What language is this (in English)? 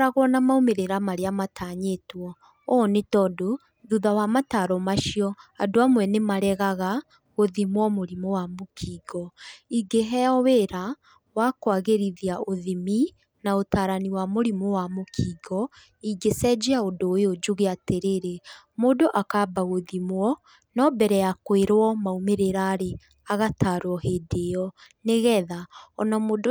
Kikuyu